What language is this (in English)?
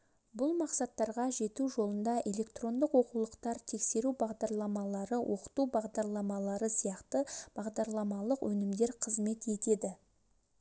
Kazakh